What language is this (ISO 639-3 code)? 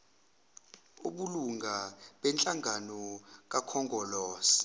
zul